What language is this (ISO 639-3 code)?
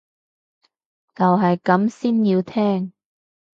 yue